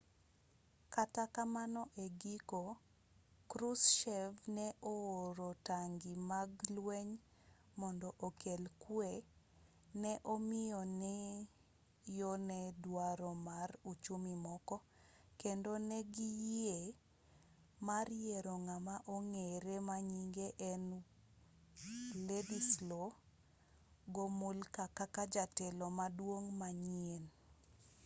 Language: Luo (Kenya and Tanzania)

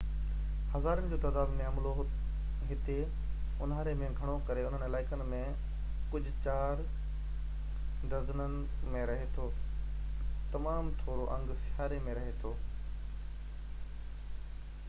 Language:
Sindhi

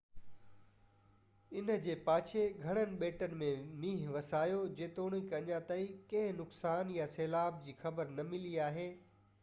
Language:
Sindhi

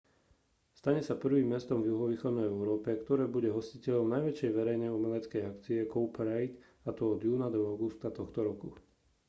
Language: Slovak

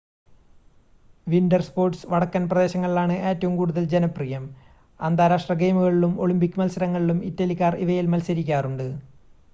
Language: Malayalam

